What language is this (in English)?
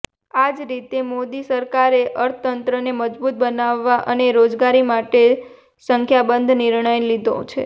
Gujarati